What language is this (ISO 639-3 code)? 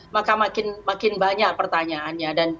ind